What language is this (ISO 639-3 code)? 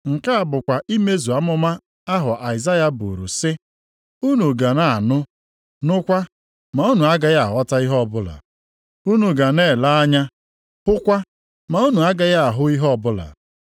ibo